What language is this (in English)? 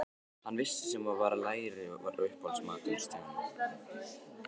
Icelandic